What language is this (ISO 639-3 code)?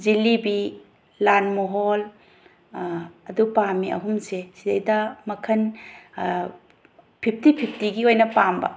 mni